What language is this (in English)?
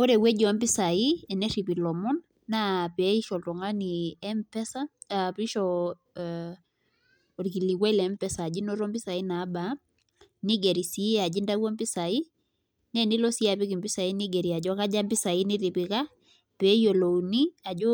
Masai